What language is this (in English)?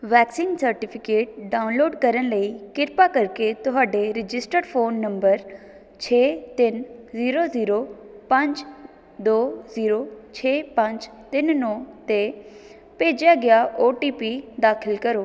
Punjabi